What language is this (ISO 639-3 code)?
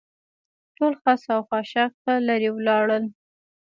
pus